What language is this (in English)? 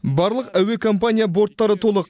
Kazakh